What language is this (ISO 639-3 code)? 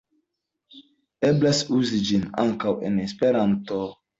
epo